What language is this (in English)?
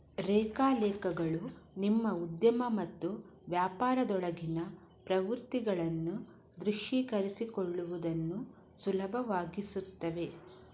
Kannada